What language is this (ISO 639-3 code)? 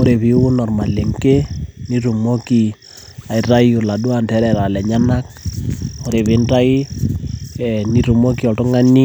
mas